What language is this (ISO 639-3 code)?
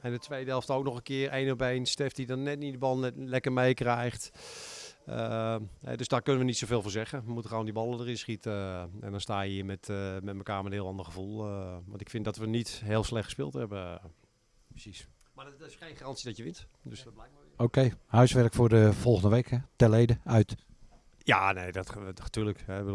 nld